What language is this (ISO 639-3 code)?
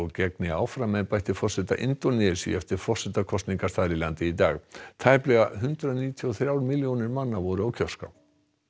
isl